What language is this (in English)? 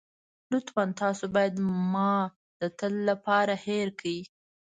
Pashto